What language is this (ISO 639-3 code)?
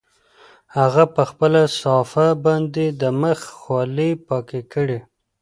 pus